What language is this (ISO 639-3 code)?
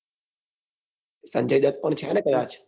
guj